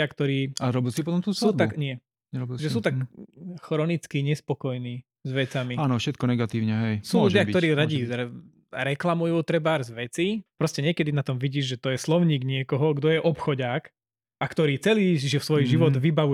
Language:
Slovak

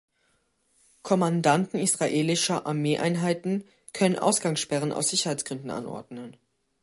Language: German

